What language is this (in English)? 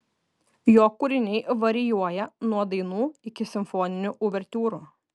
Lithuanian